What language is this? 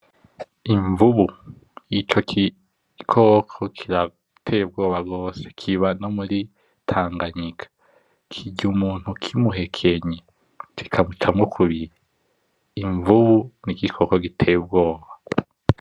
Rundi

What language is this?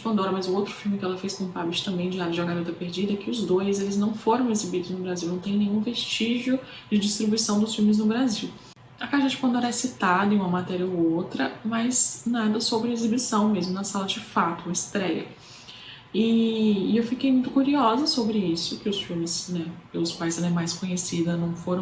Portuguese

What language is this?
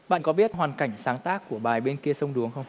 Vietnamese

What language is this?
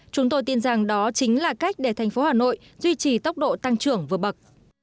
Vietnamese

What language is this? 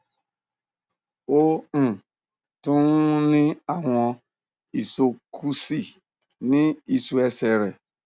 Yoruba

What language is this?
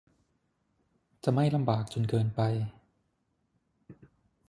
Thai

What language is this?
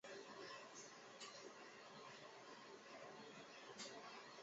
Chinese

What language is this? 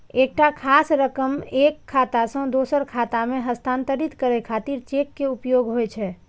Maithili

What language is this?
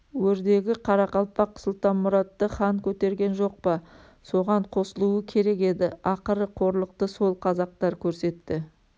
Kazakh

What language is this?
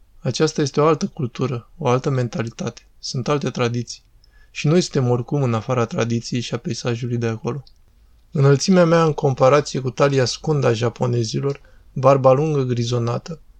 Romanian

